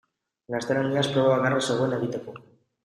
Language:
Basque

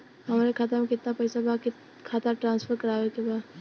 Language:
Bhojpuri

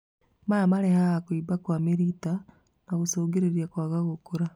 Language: Kikuyu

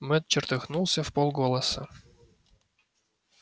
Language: Russian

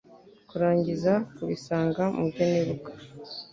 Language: Kinyarwanda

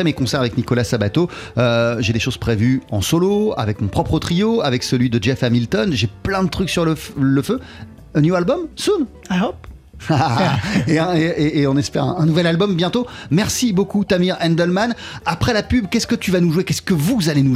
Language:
French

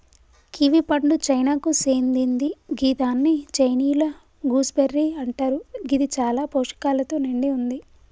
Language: Telugu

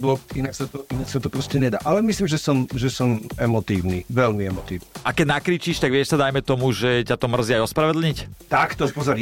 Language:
Slovak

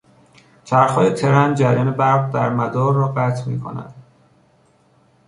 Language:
Persian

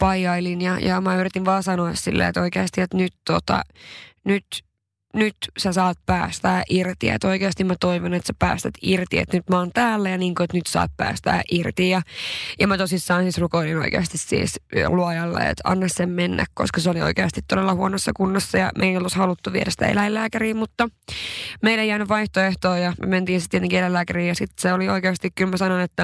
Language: Finnish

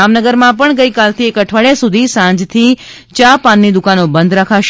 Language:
Gujarati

